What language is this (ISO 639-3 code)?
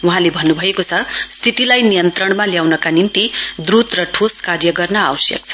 nep